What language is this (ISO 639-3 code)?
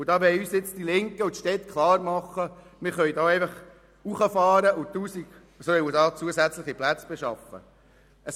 gsw